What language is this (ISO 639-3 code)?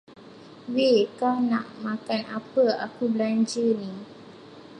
msa